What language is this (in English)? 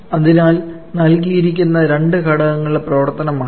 Malayalam